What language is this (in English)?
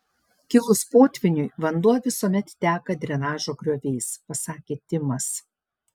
Lithuanian